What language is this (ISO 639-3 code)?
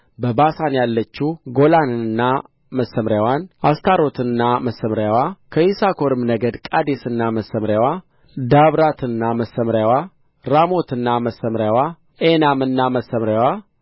amh